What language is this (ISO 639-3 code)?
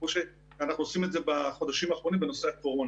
heb